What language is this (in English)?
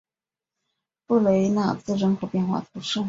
Chinese